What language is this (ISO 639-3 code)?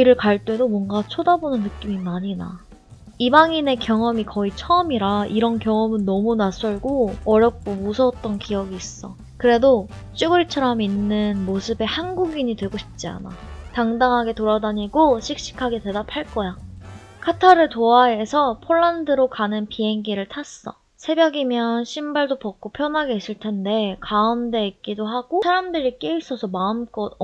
kor